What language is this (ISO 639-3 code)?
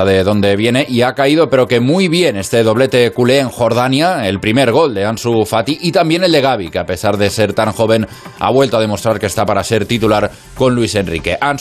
spa